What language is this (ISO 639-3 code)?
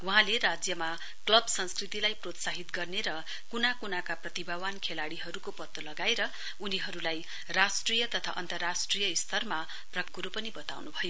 nep